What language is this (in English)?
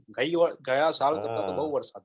Gujarati